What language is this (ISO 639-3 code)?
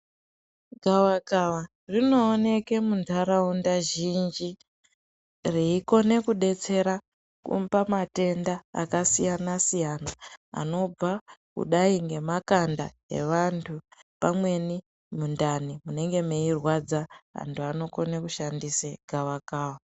ndc